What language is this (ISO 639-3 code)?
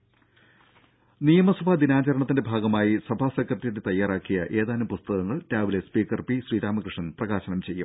mal